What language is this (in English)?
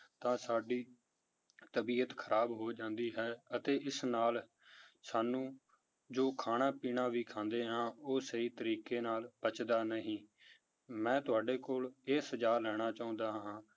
Punjabi